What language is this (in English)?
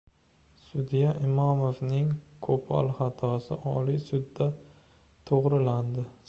Uzbek